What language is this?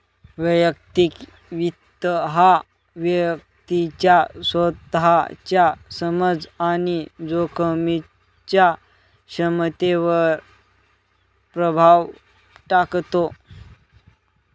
Marathi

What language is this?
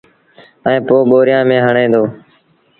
Sindhi Bhil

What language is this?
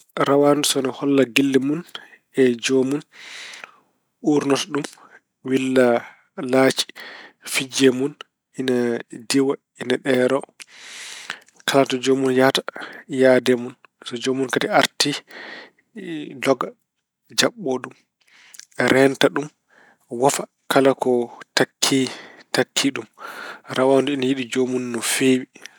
Fula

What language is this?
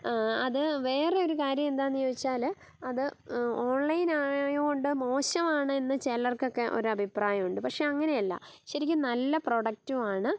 Malayalam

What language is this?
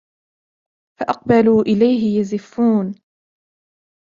Arabic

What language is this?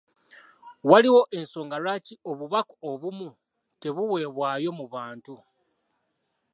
Ganda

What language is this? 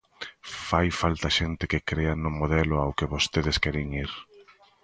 Galician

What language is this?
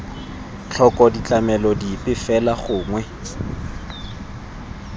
Tswana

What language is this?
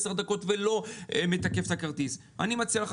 Hebrew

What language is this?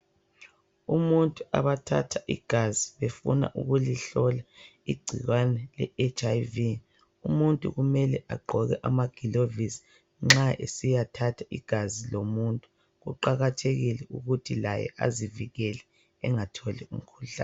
North Ndebele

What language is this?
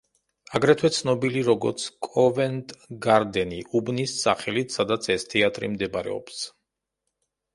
Georgian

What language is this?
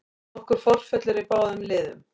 Icelandic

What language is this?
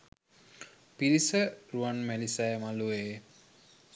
Sinhala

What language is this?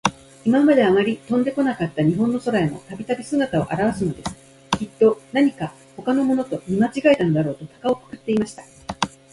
Japanese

